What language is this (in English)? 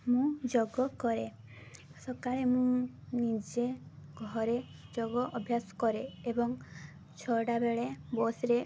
Odia